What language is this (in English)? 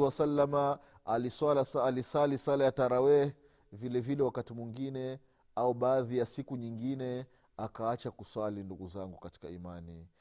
Swahili